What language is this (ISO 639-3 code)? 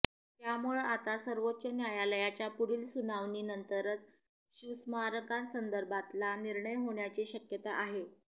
mar